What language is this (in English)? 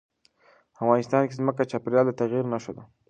Pashto